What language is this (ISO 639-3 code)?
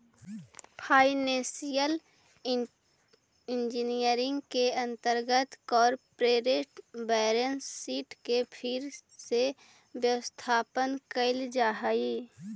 mag